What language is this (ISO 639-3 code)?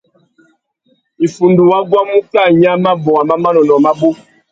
bag